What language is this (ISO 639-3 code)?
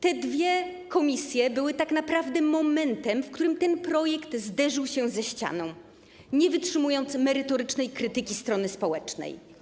pol